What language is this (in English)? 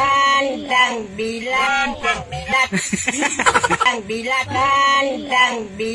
Indonesian